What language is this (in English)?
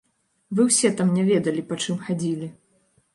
Belarusian